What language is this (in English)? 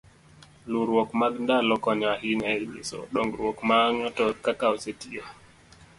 Luo (Kenya and Tanzania)